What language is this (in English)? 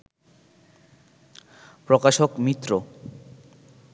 Bangla